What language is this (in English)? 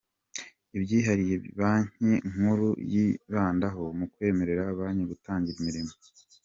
Kinyarwanda